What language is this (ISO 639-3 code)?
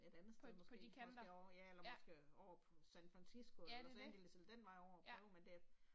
dan